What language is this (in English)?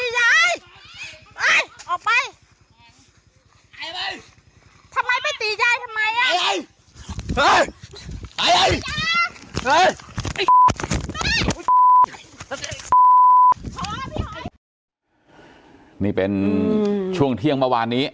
Thai